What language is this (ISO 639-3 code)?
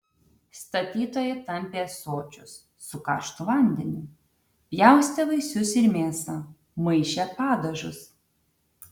lit